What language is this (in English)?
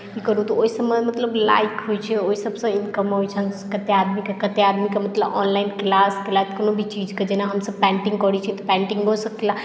Maithili